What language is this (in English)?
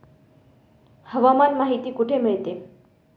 Marathi